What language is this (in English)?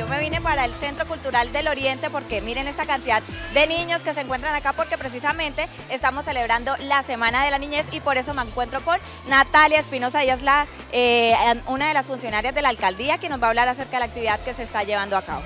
Spanish